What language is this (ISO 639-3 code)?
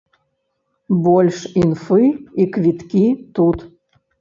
bel